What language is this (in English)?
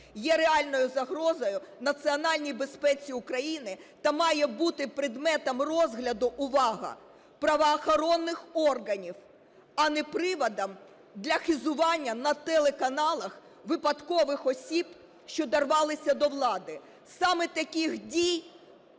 Ukrainian